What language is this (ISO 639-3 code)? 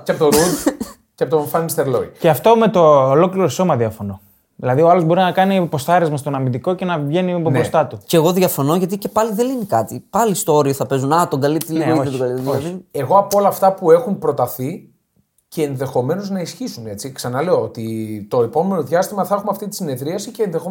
ell